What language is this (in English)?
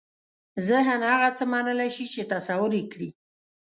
Pashto